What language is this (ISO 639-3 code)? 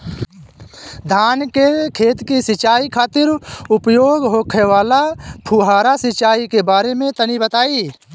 bho